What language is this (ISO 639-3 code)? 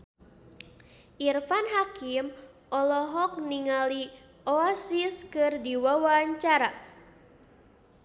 sun